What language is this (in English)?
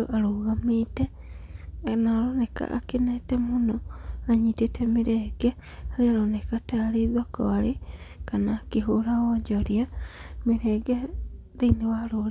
Kikuyu